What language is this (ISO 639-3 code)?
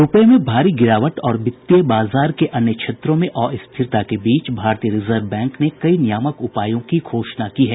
hin